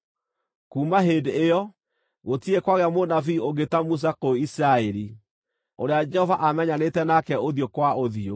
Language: Kikuyu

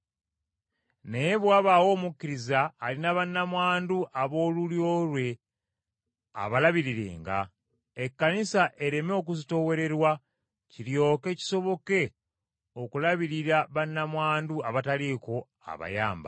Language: Ganda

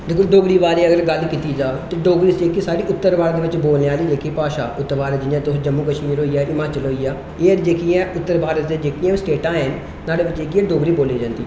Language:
Dogri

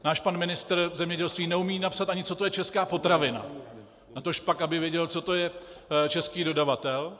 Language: Czech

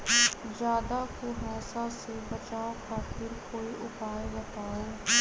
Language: Magahi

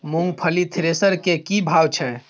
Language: Maithili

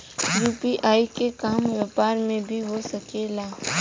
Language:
Bhojpuri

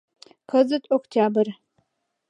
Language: Mari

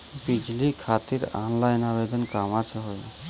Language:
Bhojpuri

